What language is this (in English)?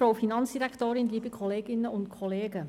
Swiss German